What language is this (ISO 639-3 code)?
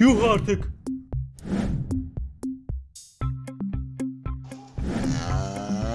tur